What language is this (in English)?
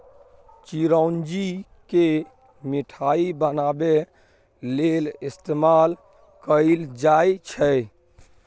Maithili